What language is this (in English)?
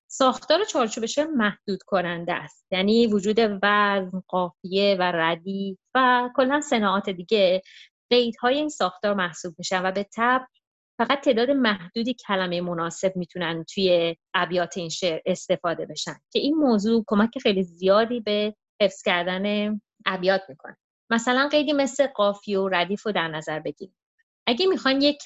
Persian